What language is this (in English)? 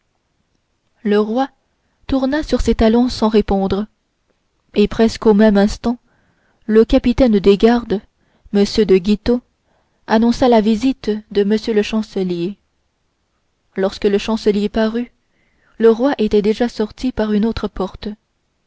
French